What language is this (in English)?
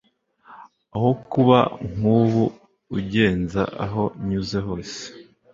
Kinyarwanda